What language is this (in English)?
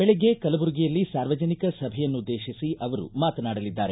Kannada